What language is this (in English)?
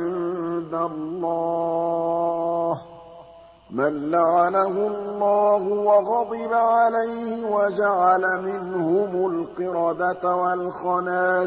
Arabic